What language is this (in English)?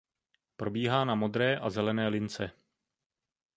Czech